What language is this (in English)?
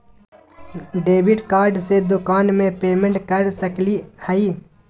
Magahi